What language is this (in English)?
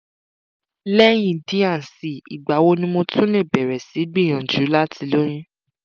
Yoruba